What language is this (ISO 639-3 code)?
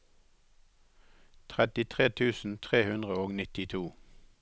nor